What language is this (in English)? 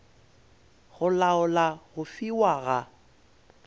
Northern Sotho